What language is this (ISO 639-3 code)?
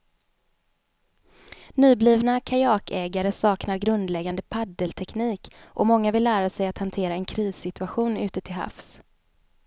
swe